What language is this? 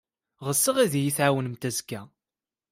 Kabyle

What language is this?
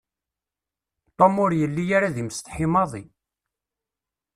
Kabyle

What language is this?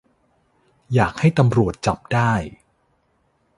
Thai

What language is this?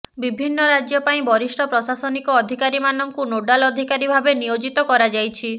Odia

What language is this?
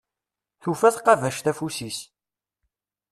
Kabyle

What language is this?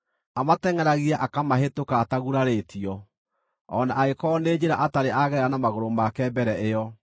Kikuyu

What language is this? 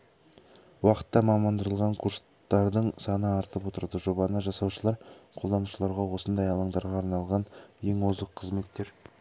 Kazakh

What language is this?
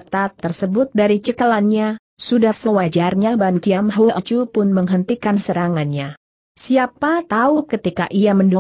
Indonesian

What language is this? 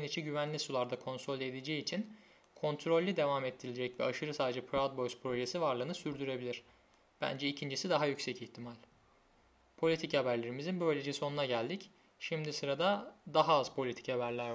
Turkish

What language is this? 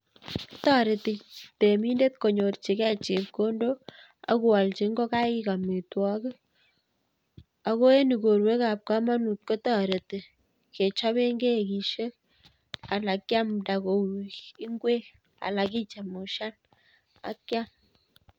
Kalenjin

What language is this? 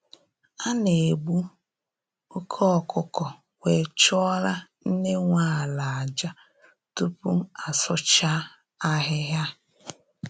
Igbo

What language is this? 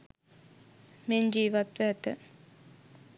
Sinhala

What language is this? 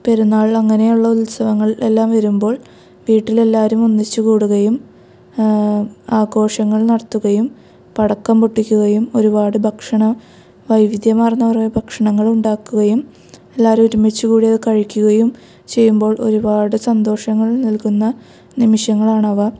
Malayalam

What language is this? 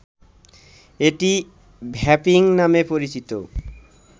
Bangla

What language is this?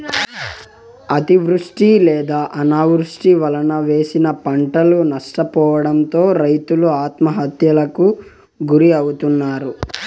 Telugu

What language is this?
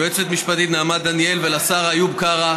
Hebrew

